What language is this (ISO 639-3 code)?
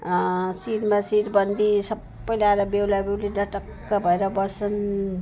nep